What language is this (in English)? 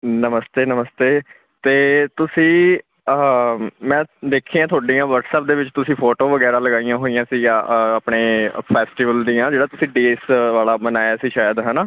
Punjabi